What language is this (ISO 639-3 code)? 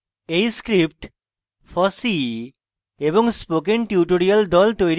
ben